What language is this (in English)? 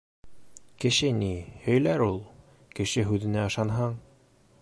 Bashkir